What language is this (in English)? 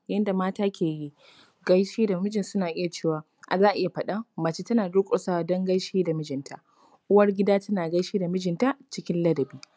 Hausa